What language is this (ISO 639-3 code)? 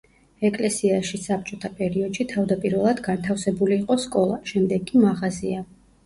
kat